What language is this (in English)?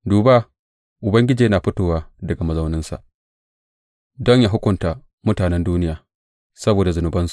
Hausa